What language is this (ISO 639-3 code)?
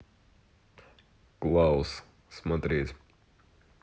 rus